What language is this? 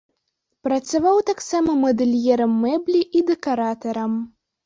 Belarusian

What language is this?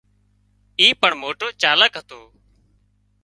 Wadiyara Koli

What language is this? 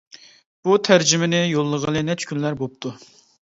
Uyghur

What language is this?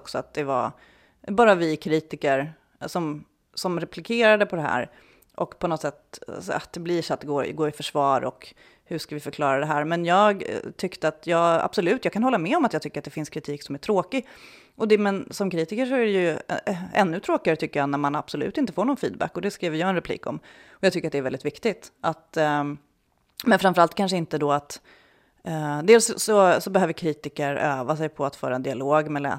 Swedish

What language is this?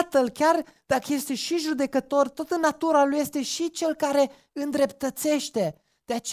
Romanian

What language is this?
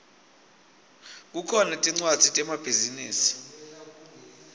Swati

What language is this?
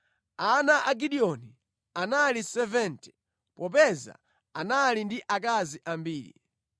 Nyanja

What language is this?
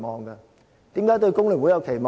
Cantonese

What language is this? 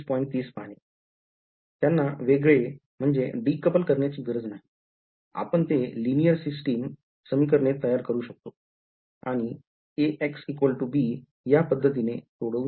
Marathi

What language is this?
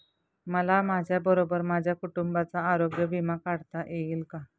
Marathi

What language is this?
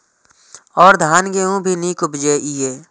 Maithili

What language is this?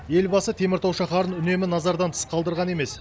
Kazakh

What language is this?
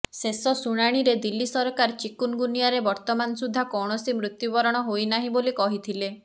Odia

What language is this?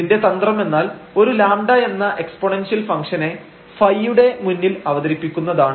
Malayalam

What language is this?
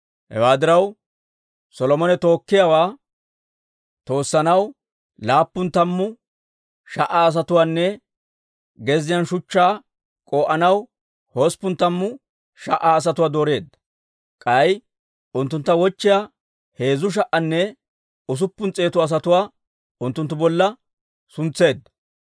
Dawro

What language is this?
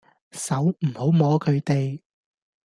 Cantonese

